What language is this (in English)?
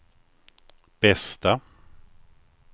Swedish